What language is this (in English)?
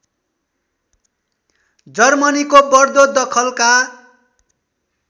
Nepali